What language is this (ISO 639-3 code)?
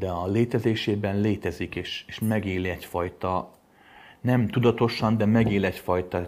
hun